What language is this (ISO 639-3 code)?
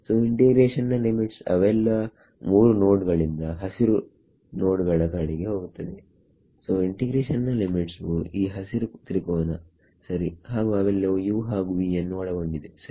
kan